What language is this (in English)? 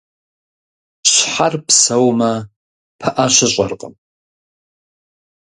Kabardian